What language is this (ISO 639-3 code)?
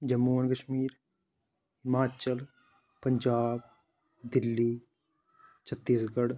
doi